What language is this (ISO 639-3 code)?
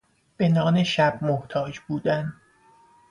fas